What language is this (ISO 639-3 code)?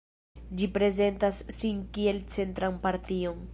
epo